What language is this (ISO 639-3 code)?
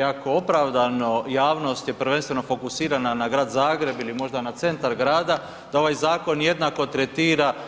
hrv